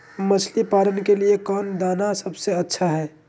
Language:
Magahi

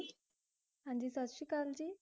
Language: Punjabi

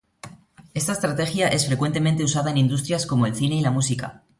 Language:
Spanish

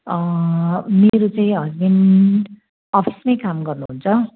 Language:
Nepali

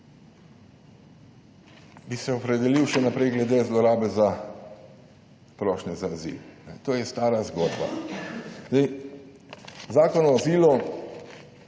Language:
Slovenian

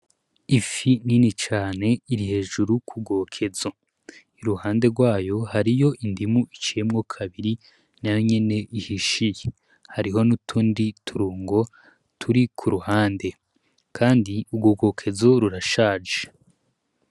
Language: Rundi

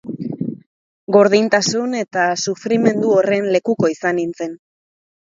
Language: Basque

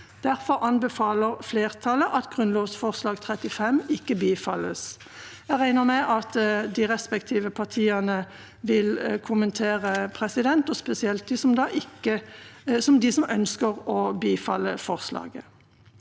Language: Norwegian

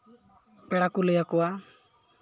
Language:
Santali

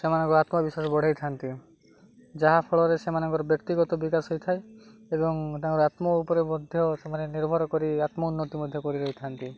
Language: Odia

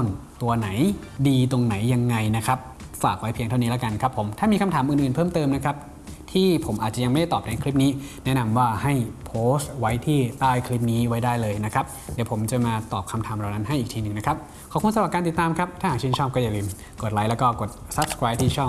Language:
Thai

